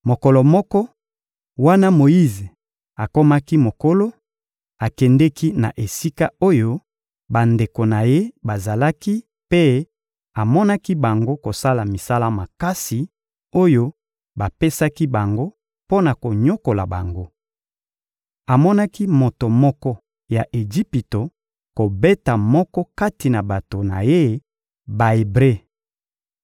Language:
Lingala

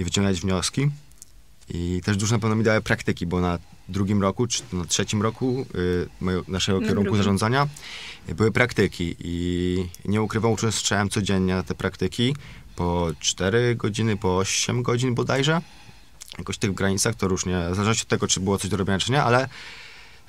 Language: Polish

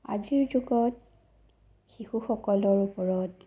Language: Assamese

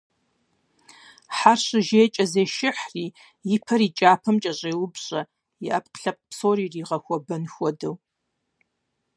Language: Kabardian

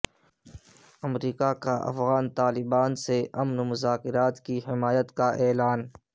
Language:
Urdu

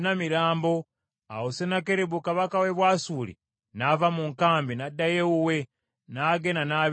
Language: Ganda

